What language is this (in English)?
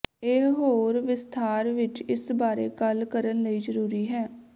Punjabi